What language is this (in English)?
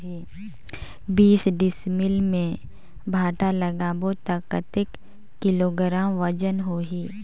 Chhattisgarhi